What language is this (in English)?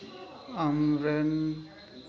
Santali